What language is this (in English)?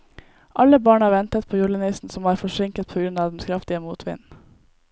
Norwegian